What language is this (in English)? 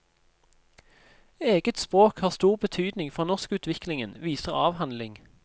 Norwegian